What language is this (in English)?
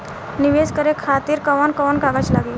Bhojpuri